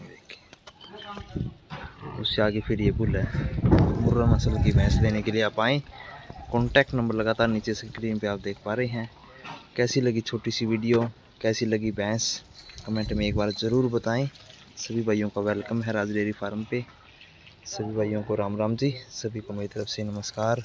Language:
Hindi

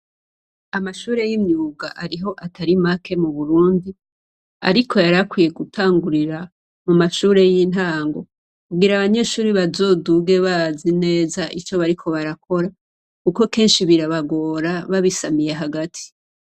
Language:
Rundi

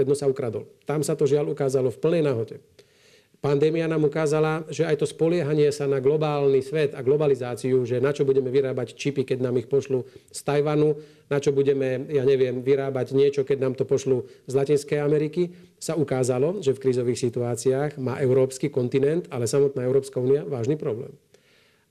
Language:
Slovak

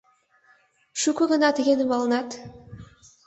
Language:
Mari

